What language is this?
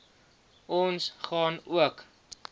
Afrikaans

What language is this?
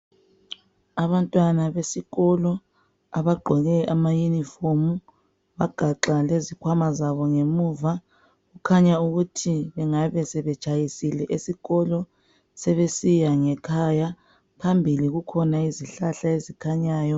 North Ndebele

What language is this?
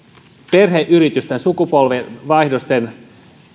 Finnish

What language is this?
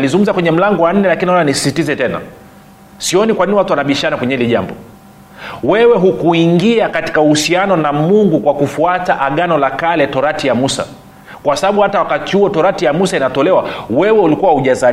Swahili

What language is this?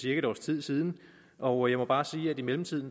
Danish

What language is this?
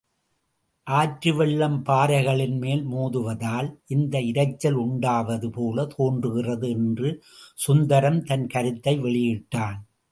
Tamil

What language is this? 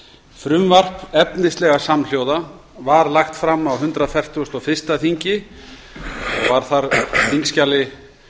Icelandic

